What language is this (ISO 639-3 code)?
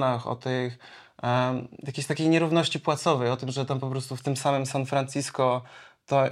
pol